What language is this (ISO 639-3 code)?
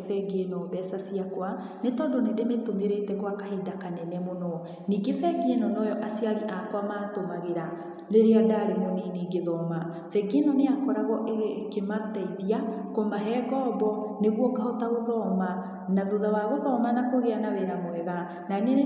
kik